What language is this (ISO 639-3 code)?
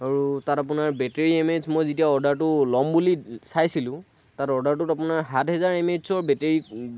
asm